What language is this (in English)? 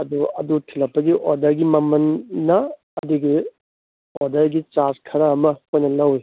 Manipuri